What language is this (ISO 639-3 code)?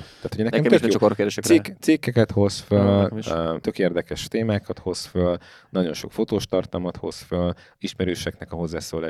hun